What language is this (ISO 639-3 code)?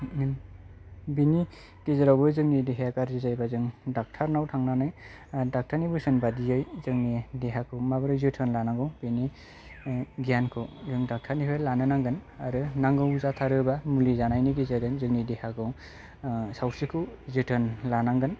brx